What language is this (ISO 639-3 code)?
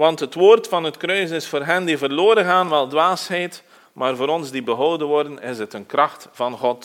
nld